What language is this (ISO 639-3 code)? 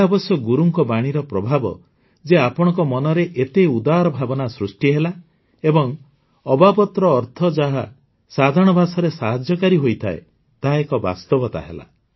ori